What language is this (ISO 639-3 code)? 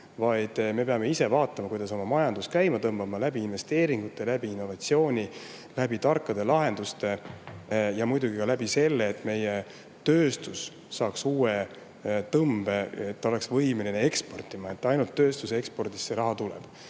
est